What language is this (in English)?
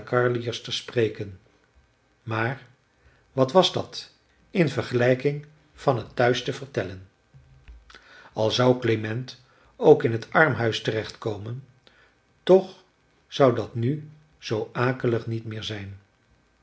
Dutch